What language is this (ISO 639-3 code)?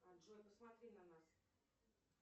rus